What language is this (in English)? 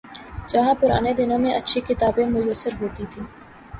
Urdu